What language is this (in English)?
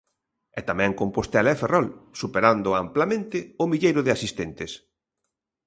Galician